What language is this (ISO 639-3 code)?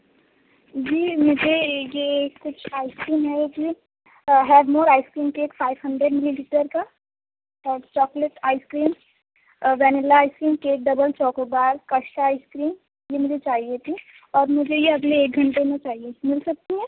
urd